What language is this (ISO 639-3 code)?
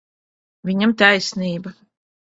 lav